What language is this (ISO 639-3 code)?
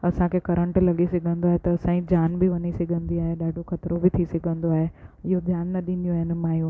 snd